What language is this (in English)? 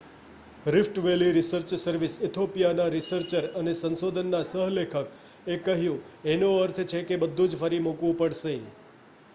Gujarati